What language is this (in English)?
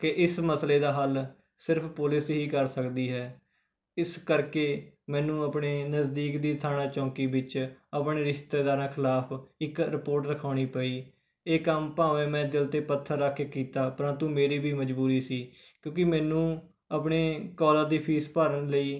Punjabi